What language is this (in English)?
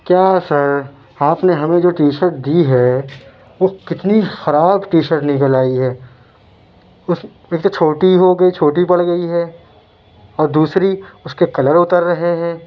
Urdu